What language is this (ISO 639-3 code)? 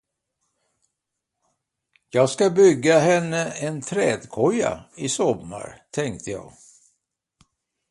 swe